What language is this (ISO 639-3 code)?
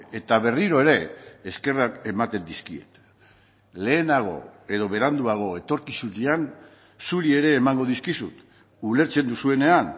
eus